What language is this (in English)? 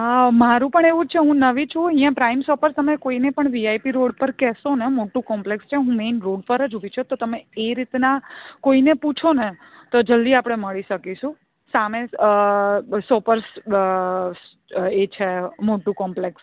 Gujarati